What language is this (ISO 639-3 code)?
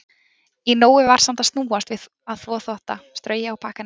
isl